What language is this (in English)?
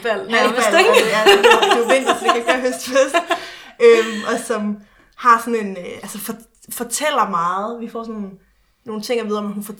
Danish